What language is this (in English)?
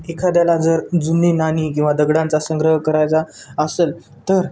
Marathi